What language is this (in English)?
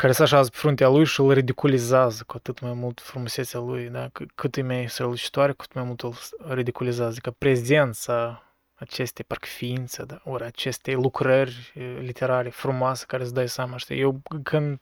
Romanian